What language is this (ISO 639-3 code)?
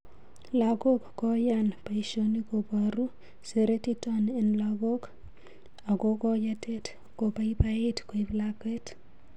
kln